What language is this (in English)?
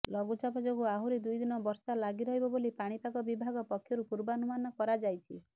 Odia